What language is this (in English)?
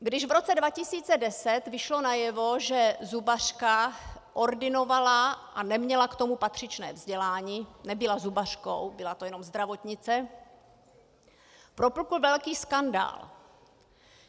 Czech